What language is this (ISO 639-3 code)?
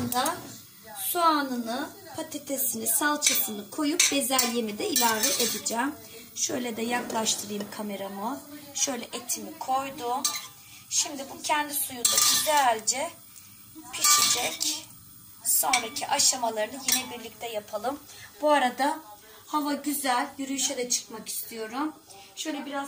tur